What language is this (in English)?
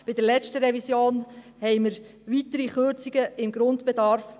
Swiss German